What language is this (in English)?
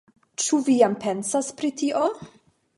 Esperanto